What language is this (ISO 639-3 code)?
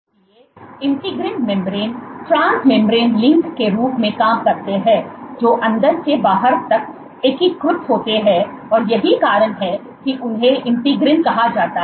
hin